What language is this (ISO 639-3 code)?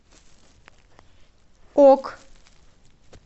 rus